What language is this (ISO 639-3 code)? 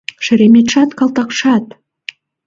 chm